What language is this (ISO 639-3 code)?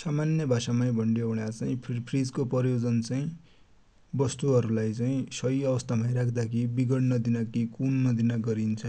dty